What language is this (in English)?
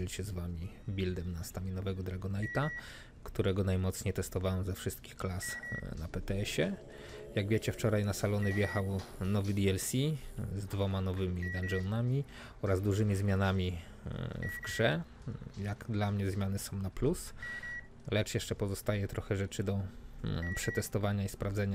Polish